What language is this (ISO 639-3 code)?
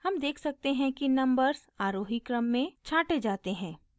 hin